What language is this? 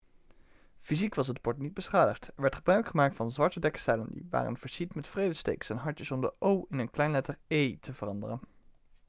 Dutch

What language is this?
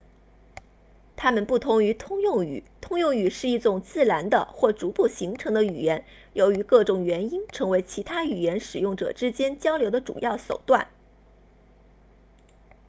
Chinese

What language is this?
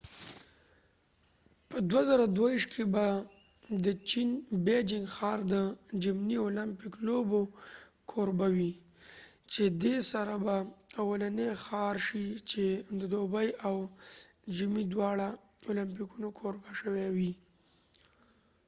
Pashto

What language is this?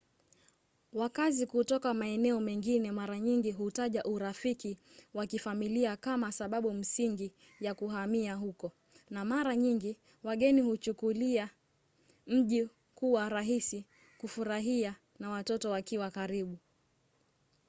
Swahili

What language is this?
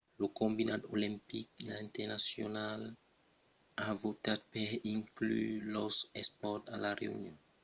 Occitan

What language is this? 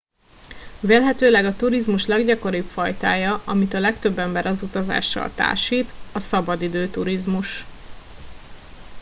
Hungarian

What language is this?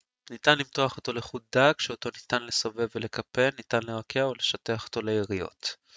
Hebrew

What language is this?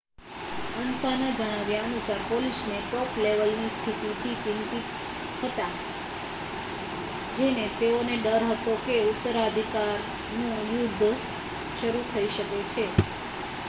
Gujarati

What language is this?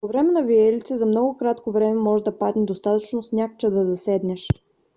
Bulgarian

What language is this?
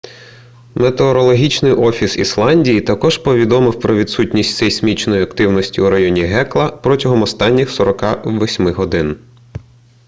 Ukrainian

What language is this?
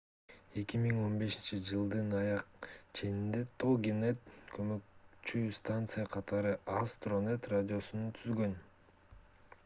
Kyrgyz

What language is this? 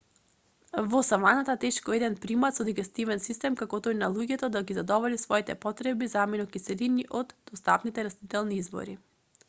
Macedonian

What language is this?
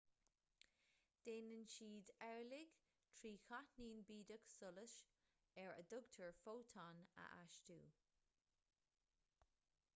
Irish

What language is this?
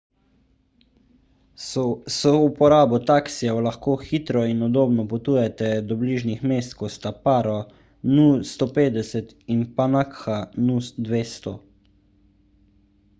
Slovenian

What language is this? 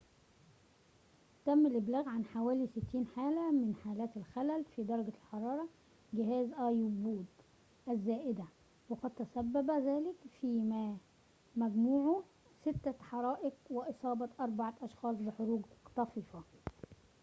Arabic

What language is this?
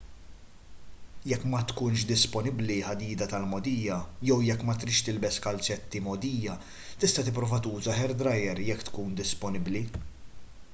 Maltese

